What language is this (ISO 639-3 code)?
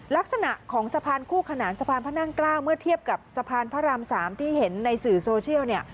tha